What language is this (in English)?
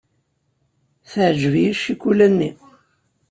Kabyle